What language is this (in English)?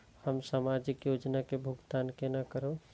Maithili